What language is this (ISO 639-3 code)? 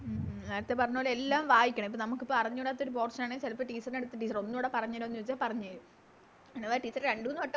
mal